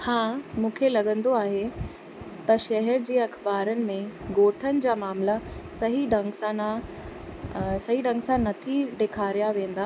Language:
Sindhi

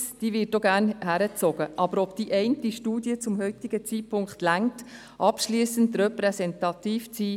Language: Swiss German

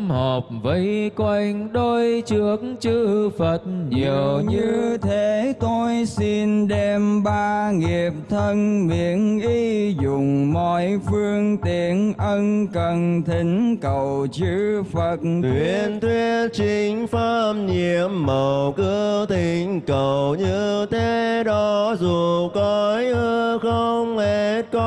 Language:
Vietnamese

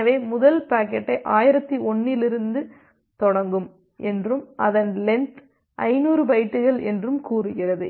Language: Tamil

